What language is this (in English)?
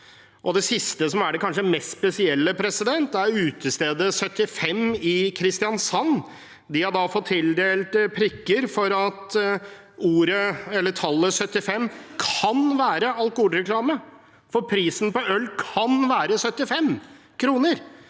Norwegian